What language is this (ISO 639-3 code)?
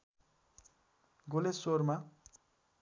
nep